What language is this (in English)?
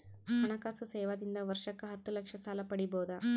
Kannada